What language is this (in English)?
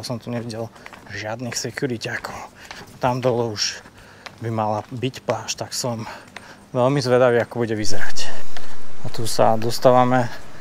Slovak